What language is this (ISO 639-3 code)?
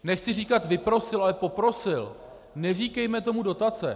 ces